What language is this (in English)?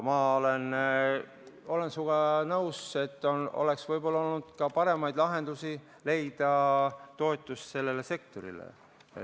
Estonian